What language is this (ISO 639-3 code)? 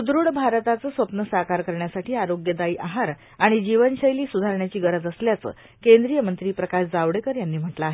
mar